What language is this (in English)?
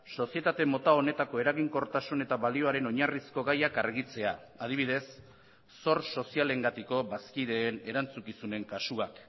Basque